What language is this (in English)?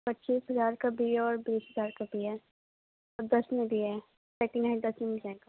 Urdu